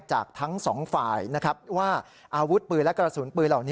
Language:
Thai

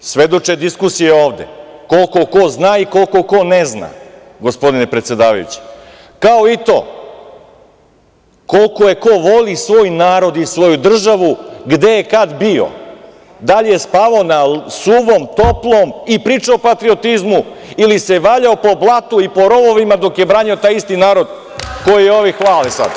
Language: Serbian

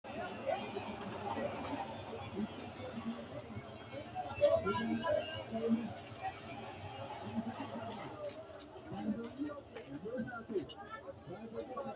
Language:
Sidamo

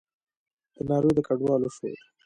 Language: Pashto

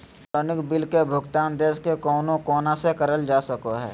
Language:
Magahi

